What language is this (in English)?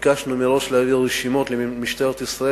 Hebrew